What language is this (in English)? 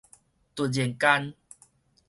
Min Nan Chinese